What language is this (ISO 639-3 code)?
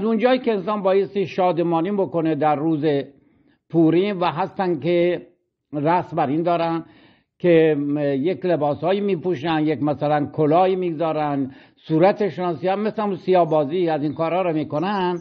fas